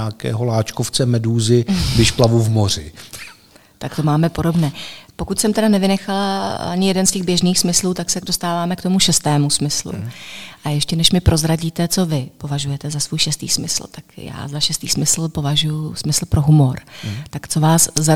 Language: Czech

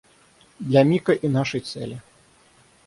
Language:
Russian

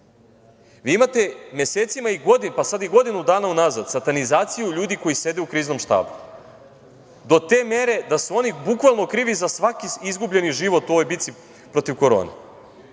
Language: Serbian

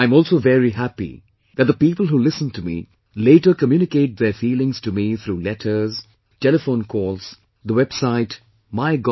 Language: English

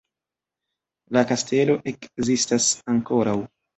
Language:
Esperanto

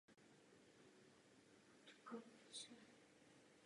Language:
Czech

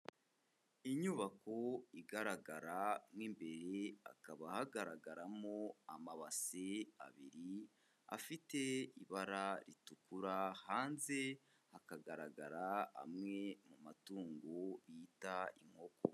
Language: Kinyarwanda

